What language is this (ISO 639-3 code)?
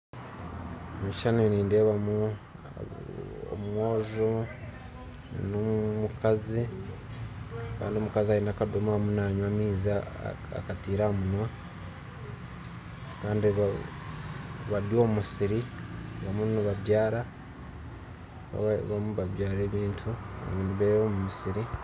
nyn